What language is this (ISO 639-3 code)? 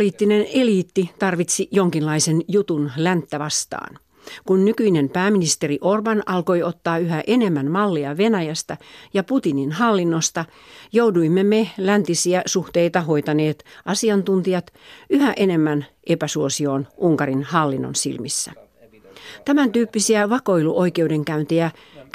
fin